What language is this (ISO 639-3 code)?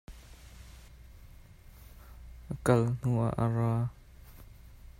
cnh